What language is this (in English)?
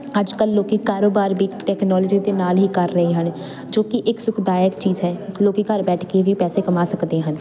Punjabi